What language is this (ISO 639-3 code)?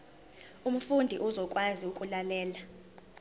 zul